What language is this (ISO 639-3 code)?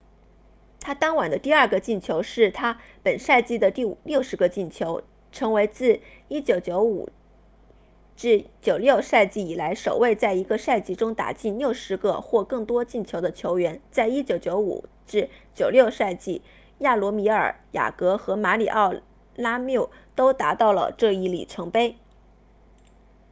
zho